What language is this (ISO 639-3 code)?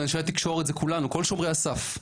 heb